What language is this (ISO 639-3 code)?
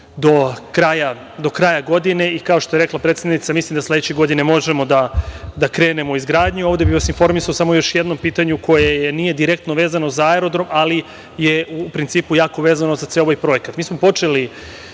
srp